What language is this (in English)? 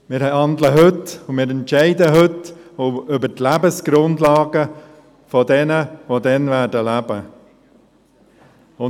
Swiss German